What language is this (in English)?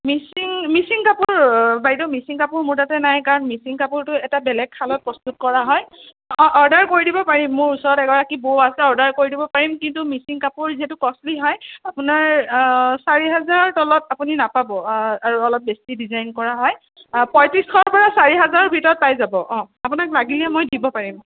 Assamese